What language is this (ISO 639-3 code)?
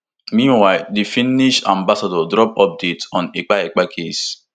pcm